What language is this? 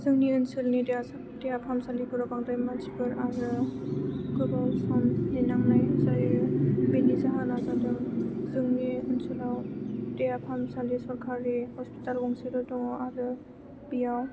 Bodo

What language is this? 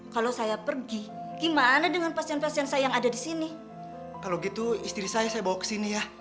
Indonesian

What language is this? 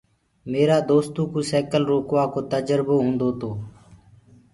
Gurgula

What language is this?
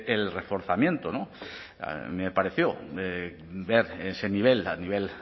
Spanish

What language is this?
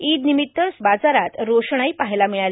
Marathi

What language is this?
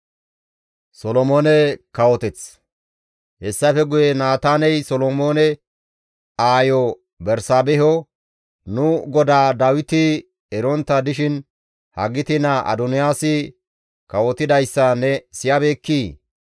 Gamo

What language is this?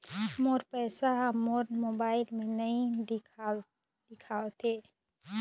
Chhattisgarhi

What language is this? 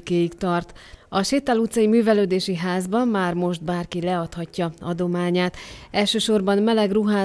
Hungarian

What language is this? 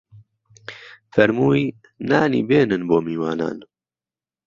Central Kurdish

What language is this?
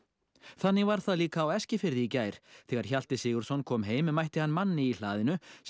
Icelandic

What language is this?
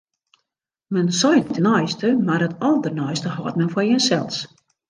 Western Frisian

